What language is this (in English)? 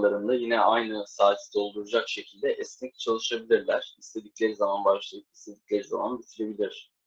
Turkish